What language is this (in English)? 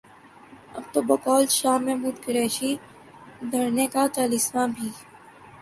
Urdu